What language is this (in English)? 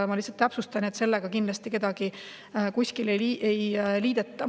Estonian